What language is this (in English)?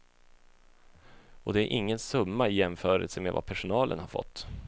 Swedish